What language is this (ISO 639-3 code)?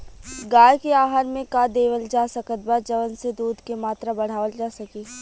bho